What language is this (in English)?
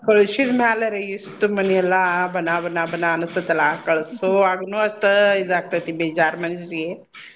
Kannada